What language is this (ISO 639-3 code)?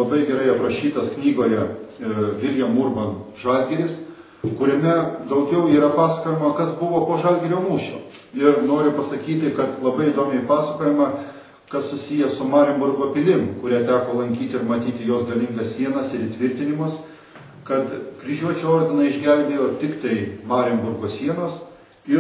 lit